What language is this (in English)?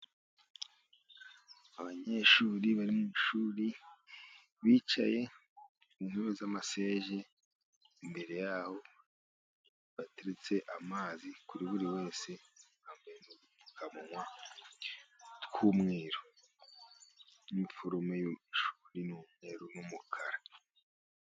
Kinyarwanda